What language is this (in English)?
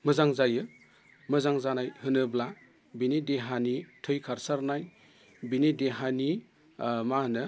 Bodo